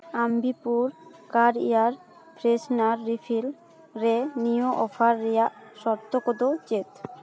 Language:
Santali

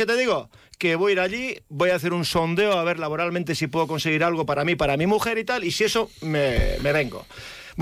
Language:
Spanish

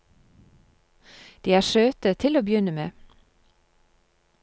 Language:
Norwegian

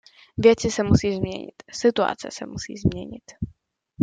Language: Czech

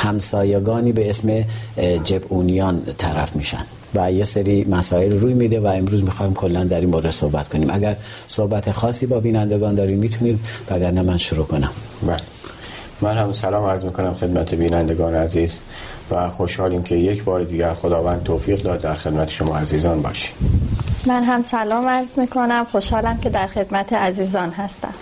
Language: Persian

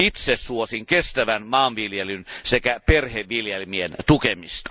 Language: Finnish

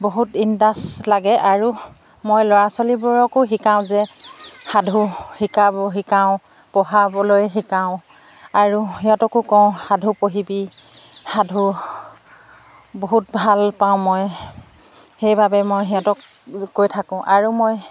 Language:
Assamese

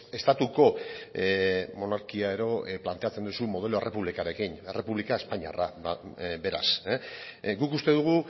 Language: Basque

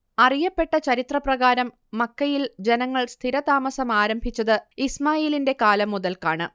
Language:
Malayalam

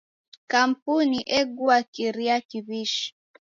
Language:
Taita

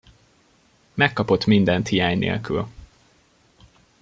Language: Hungarian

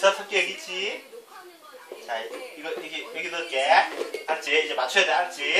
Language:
Korean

